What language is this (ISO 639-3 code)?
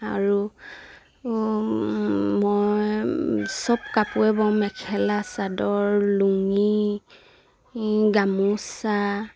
asm